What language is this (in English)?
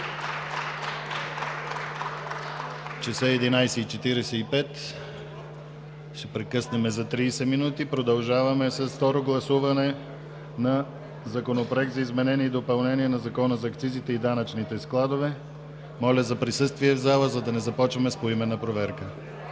Bulgarian